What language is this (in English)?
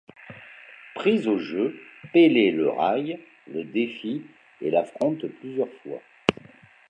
French